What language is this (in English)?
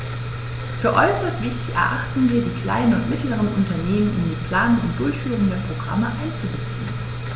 German